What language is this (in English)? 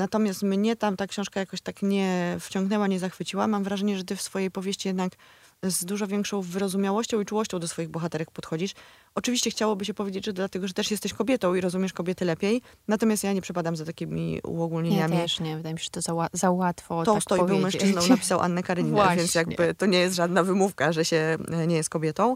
Polish